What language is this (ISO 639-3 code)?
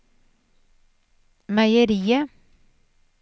nor